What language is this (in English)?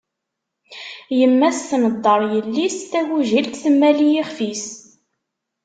Kabyle